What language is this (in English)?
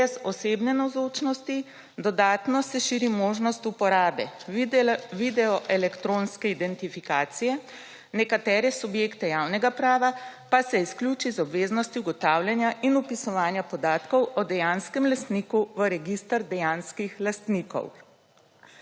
Slovenian